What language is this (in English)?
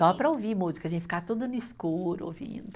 Portuguese